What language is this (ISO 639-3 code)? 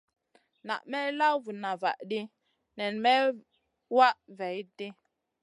mcn